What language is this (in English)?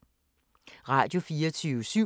Danish